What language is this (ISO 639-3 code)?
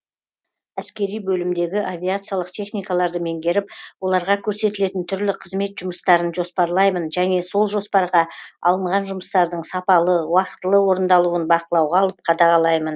kaz